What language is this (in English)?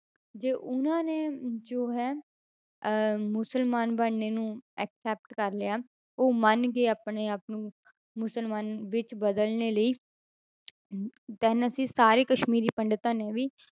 Punjabi